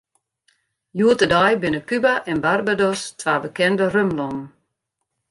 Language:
Western Frisian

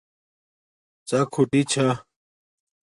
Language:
Domaaki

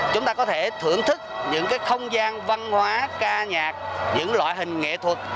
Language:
Vietnamese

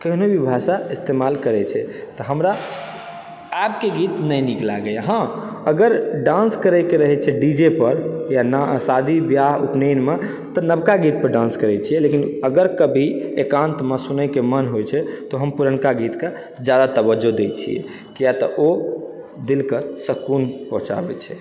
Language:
Maithili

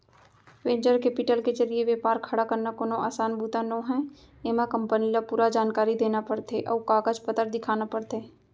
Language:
Chhattisgarhi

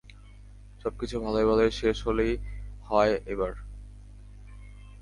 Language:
Bangla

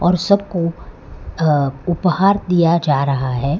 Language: Hindi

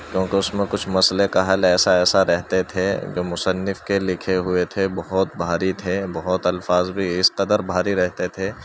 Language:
Urdu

